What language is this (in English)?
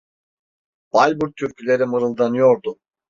Turkish